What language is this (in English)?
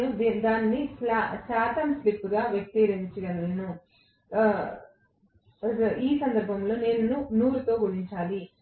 Telugu